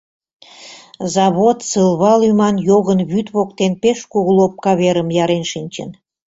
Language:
Mari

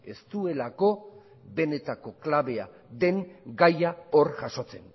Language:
Basque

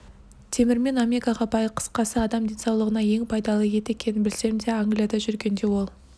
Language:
Kazakh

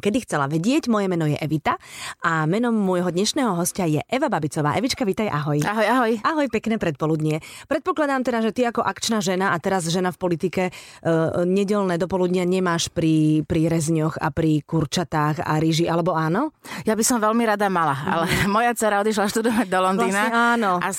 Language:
Slovak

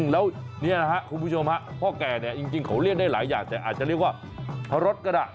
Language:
Thai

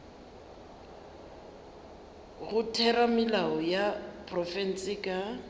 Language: Northern Sotho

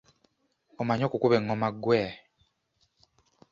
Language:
Ganda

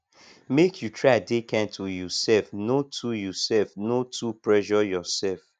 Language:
Nigerian Pidgin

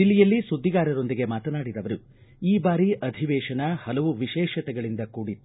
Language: Kannada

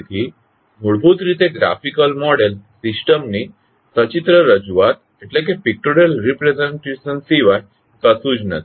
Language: Gujarati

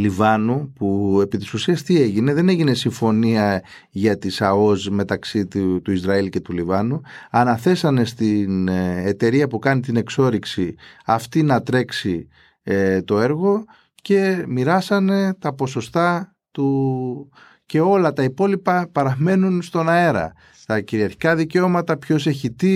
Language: Greek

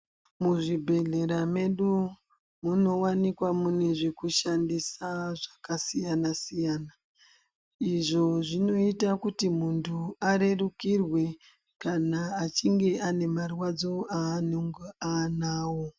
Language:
Ndau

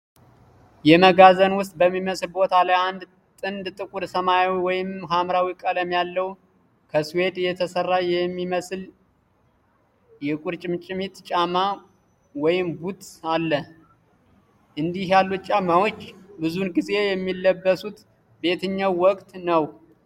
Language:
Amharic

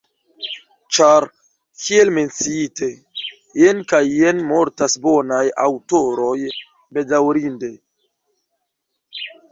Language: Esperanto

